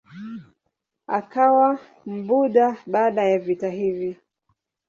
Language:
Swahili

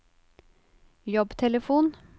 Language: Norwegian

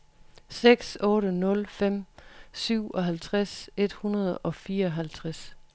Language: Danish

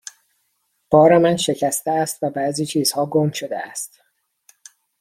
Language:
Persian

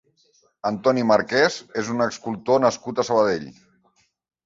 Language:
Catalan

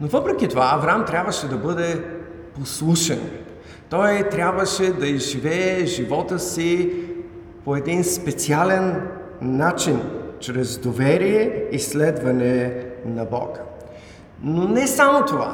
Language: Bulgarian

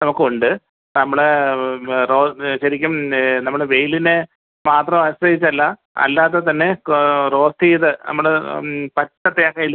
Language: Malayalam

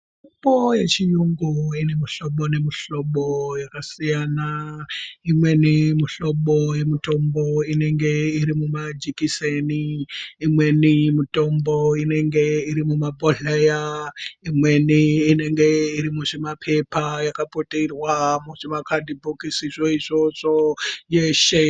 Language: Ndau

